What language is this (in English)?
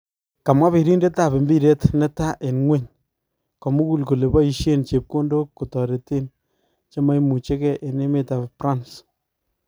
Kalenjin